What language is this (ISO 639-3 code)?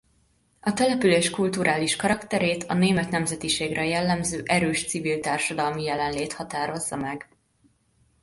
hun